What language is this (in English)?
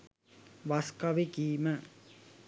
Sinhala